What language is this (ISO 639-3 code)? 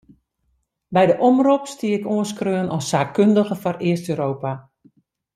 fry